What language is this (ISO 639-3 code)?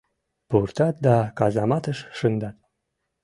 chm